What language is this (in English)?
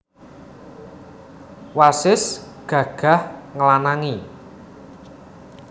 Javanese